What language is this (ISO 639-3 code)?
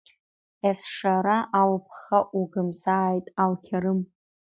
abk